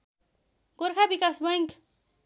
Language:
Nepali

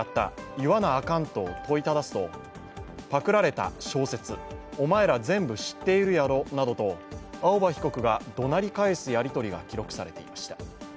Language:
Japanese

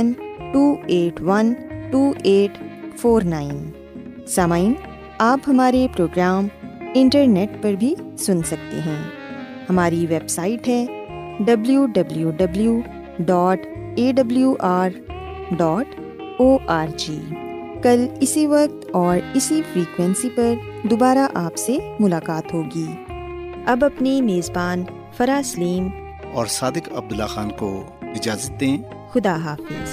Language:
Urdu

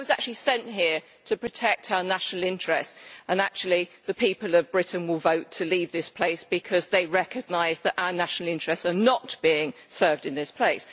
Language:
English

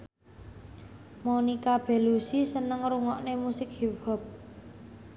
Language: Javanese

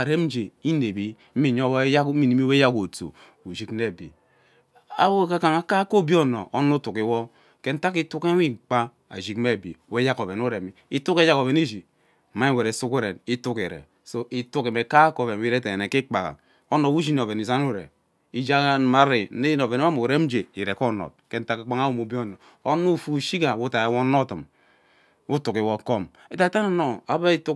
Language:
Ubaghara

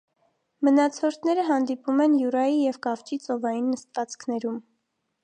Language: Armenian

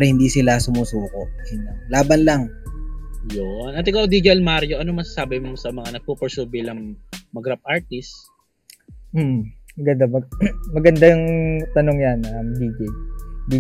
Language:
Filipino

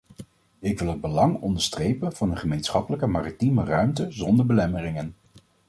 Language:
Dutch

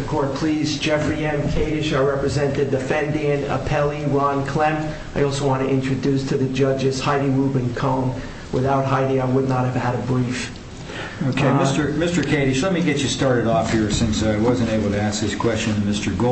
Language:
English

